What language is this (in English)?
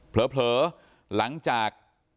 Thai